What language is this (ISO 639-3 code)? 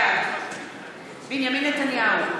heb